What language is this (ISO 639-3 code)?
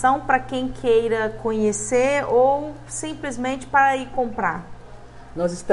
por